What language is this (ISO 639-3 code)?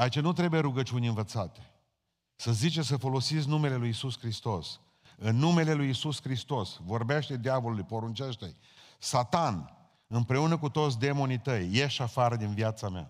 ron